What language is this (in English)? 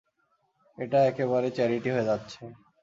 Bangla